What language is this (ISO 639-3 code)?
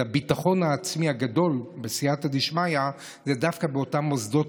heb